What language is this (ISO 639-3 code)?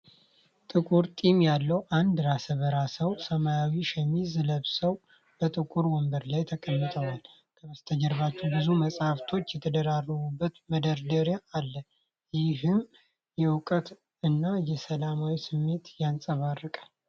amh